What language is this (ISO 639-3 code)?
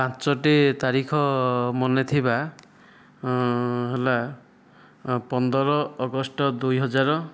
ori